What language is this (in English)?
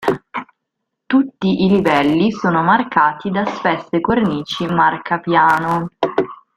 Italian